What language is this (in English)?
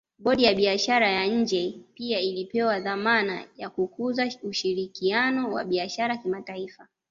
Swahili